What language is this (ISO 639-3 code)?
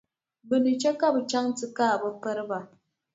dag